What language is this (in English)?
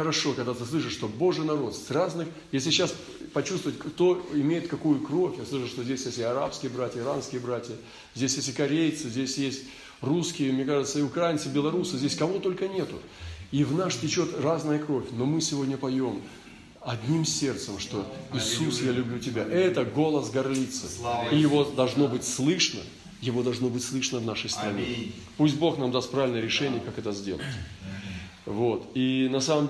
Russian